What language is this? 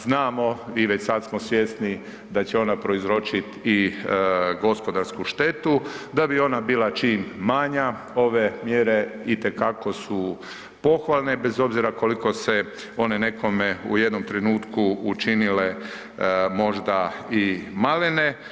Croatian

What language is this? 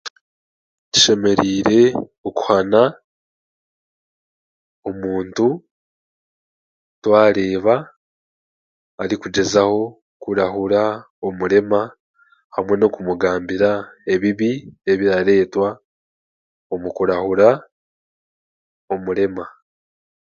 Chiga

